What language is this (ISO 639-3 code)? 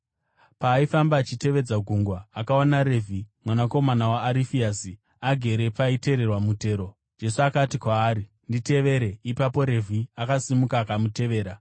sna